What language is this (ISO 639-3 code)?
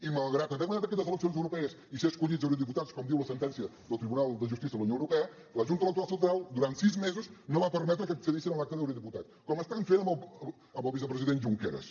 cat